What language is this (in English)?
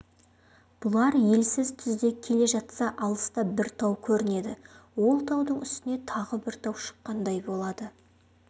Kazakh